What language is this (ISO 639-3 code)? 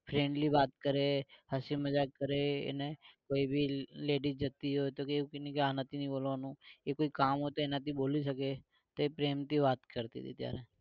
guj